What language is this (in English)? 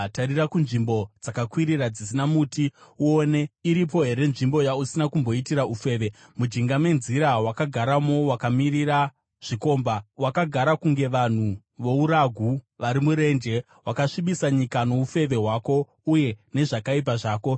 Shona